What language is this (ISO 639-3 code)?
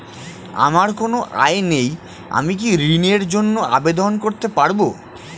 ben